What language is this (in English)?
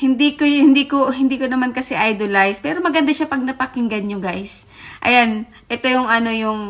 Filipino